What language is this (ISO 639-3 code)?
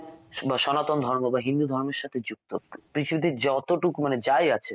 ben